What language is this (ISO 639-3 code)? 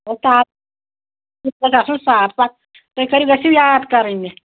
kas